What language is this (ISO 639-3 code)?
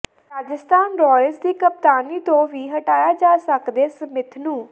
pan